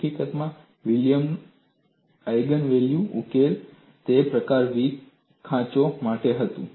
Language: Gujarati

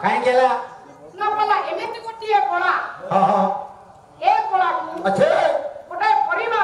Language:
Indonesian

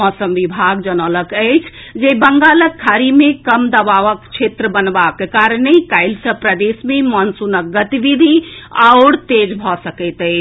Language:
Maithili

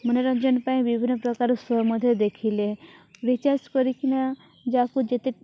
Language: Odia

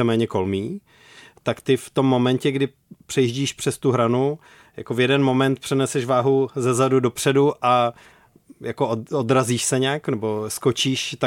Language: Czech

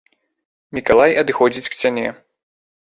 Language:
Belarusian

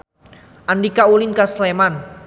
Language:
Sundanese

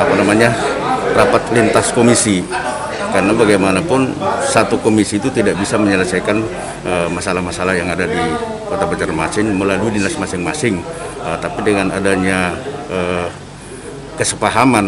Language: Indonesian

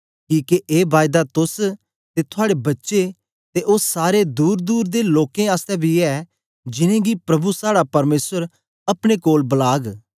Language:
Dogri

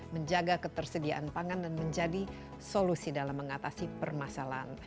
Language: Indonesian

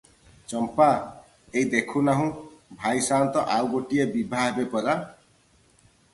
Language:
Odia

